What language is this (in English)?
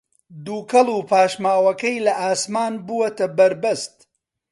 Central Kurdish